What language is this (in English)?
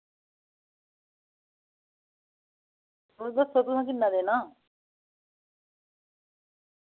Dogri